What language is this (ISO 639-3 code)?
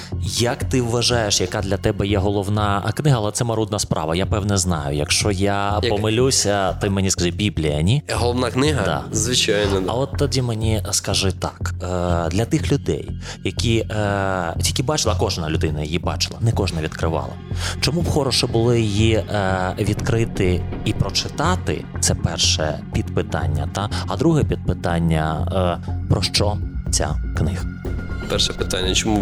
ukr